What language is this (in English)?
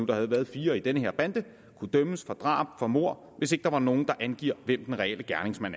Danish